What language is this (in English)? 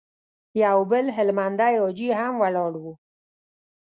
Pashto